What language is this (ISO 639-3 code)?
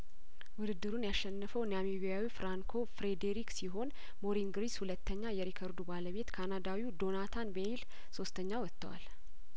amh